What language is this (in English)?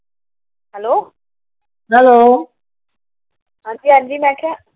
Punjabi